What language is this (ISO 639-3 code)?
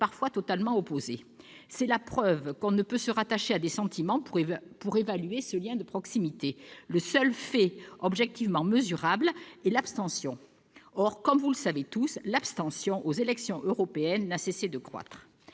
fra